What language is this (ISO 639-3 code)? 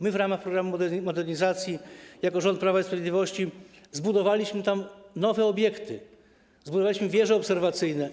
pol